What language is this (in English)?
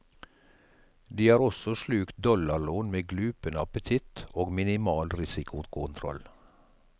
Norwegian